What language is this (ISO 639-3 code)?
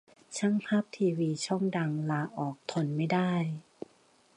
tha